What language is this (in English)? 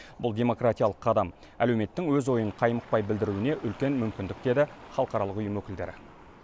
Kazakh